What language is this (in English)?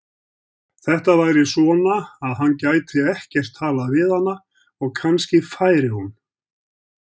Icelandic